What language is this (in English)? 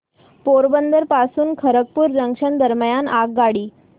Marathi